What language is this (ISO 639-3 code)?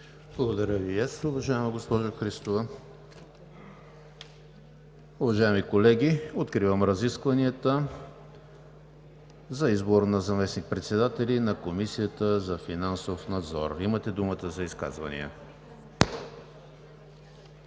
bul